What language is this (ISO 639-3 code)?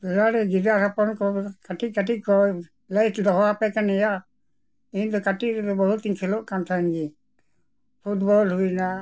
sat